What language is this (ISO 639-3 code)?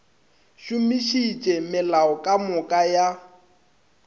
nso